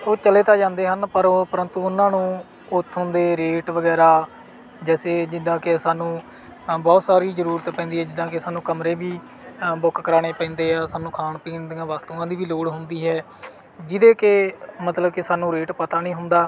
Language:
Punjabi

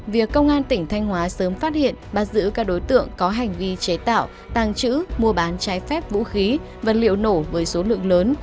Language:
Vietnamese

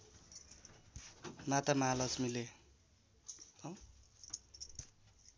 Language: Nepali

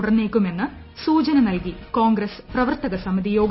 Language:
Malayalam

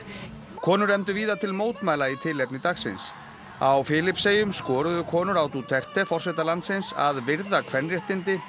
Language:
Icelandic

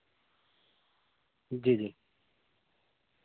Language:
Urdu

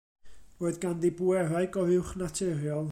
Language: Welsh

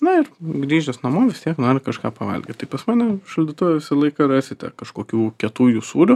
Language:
Lithuanian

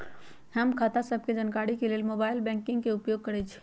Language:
Magahi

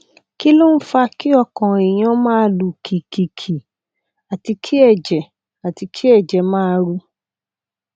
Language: Yoruba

